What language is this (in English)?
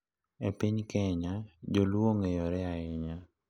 Luo (Kenya and Tanzania)